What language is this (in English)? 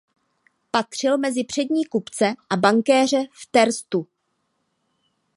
Czech